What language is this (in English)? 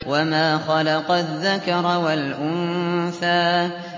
Arabic